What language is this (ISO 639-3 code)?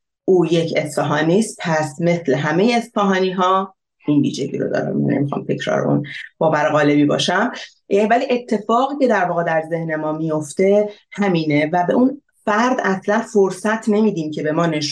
fas